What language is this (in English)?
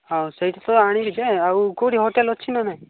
Odia